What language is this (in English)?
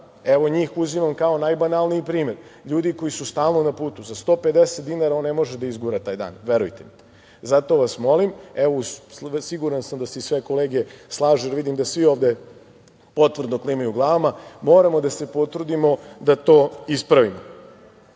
Serbian